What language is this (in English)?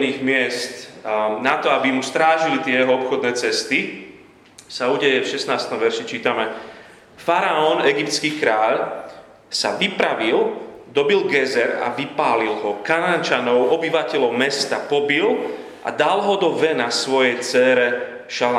Slovak